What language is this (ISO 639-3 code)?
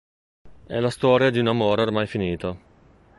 ita